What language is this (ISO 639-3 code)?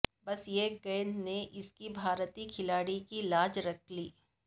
urd